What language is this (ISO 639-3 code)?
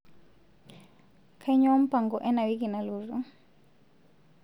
mas